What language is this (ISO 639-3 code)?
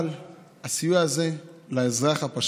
heb